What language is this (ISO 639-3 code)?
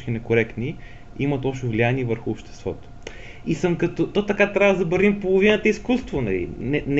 bul